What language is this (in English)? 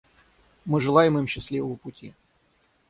Russian